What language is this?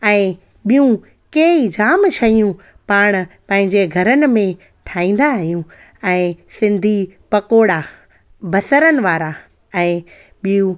Sindhi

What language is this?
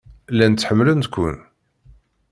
Kabyle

